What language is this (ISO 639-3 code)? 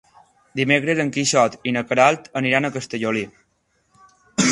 cat